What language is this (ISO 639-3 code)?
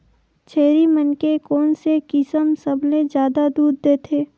hne